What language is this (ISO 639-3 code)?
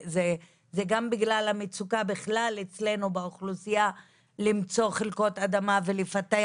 heb